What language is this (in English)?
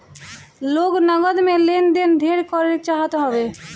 Bhojpuri